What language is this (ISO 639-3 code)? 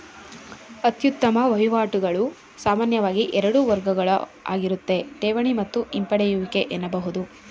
kan